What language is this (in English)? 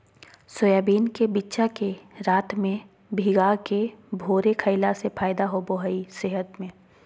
Magahi